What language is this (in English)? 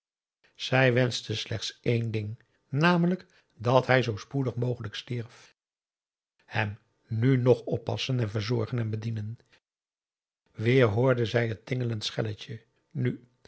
Dutch